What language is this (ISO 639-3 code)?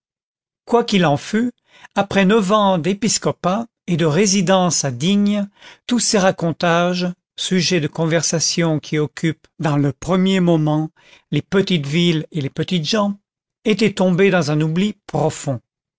fra